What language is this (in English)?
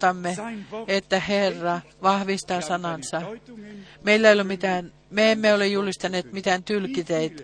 Finnish